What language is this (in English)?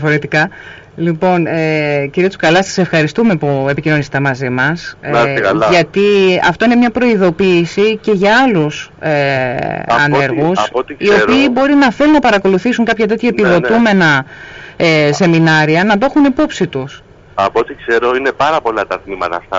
Greek